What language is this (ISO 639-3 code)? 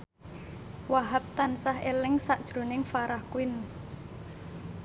jav